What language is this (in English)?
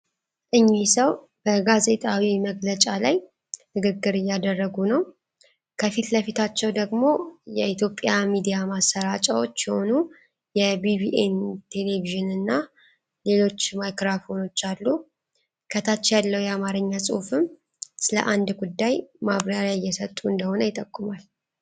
Amharic